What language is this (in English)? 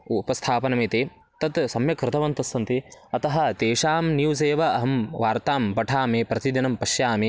Sanskrit